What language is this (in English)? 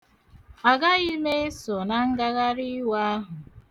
Igbo